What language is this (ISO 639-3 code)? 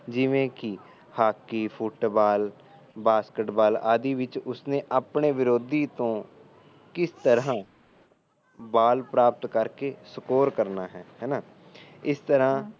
pan